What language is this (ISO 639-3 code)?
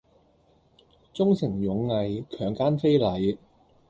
yue